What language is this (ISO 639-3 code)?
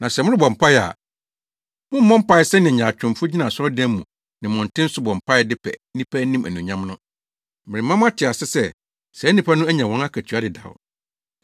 aka